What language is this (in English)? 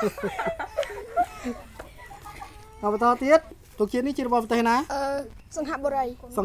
Thai